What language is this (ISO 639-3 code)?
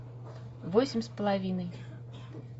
rus